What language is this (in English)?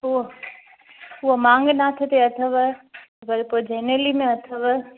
Sindhi